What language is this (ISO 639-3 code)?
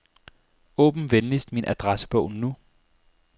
dan